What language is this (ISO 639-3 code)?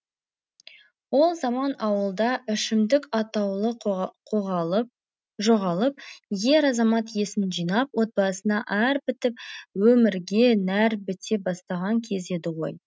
kaz